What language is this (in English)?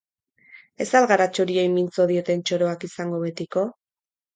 Basque